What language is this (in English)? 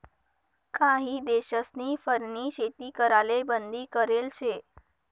Marathi